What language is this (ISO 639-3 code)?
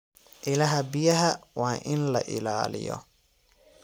som